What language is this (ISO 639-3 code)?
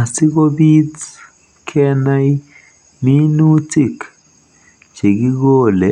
kln